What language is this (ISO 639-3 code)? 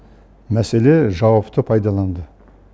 kaz